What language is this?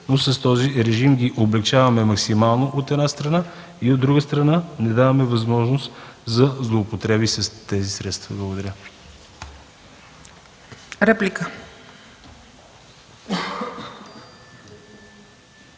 Bulgarian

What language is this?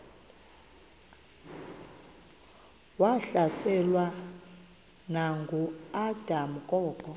Xhosa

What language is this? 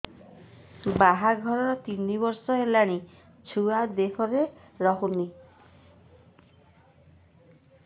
Odia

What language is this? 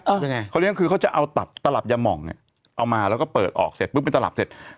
Thai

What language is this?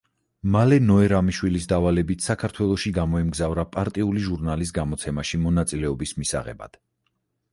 Georgian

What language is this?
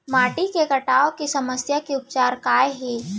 Chhattisgarhi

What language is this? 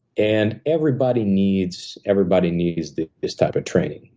English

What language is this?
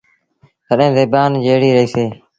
Sindhi Bhil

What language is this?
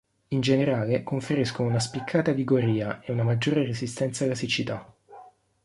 Italian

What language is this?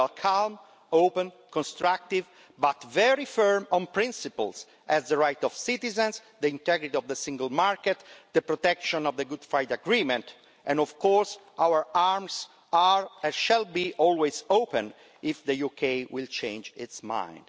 English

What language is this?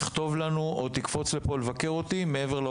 Hebrew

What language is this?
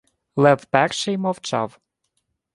Ukrainian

